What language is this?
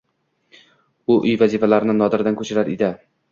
Uzbek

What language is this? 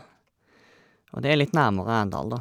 Norwegian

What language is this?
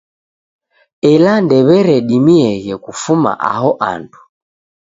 Taita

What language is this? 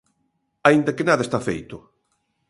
Galician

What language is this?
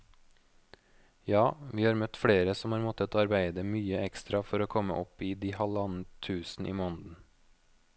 Norwegian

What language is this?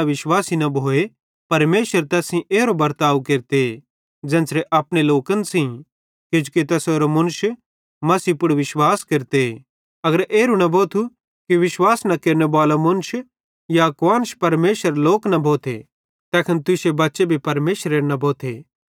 Bhadrawahi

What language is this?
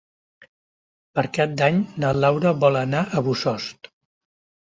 Catalan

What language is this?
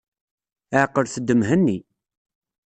Kabyle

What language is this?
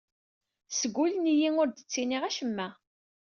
Kabyle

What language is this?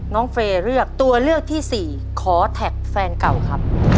Thai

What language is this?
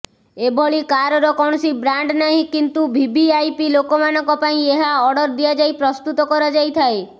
Odia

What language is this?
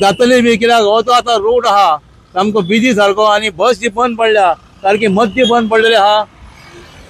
Marathi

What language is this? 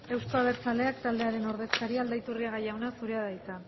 Basque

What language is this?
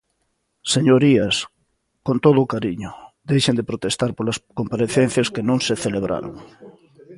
Galician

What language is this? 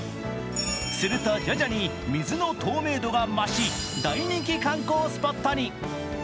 Japanese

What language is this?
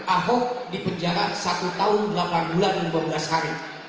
Indonesian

